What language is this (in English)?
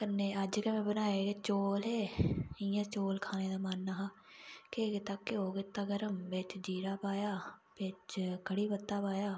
Dogri